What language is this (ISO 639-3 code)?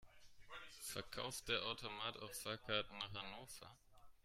deu